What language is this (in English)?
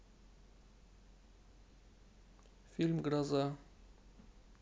Russian